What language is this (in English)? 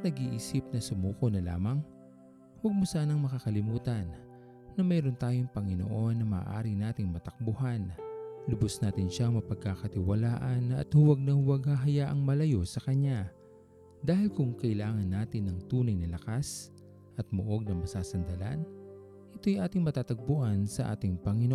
Filipino